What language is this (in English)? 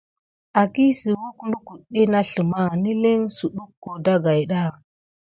Gidar